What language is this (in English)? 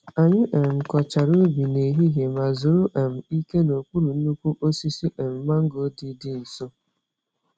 Igbo